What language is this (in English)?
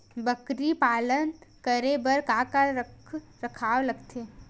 Chhattisgarhi